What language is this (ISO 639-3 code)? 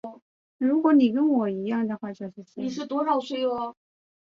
zho